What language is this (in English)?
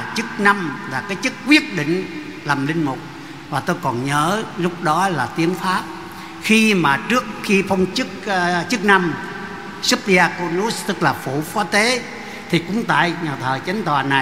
Vietnamese